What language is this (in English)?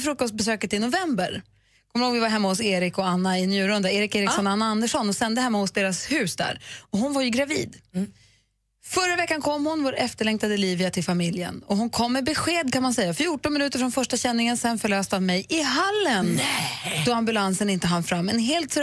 Swedish